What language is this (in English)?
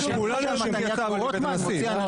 Hebrew